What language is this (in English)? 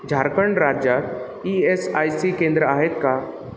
Marathi